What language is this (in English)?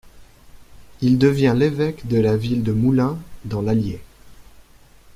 French